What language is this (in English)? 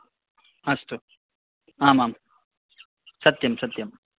Sanskrit